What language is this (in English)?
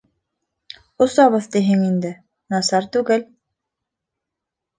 Bashkir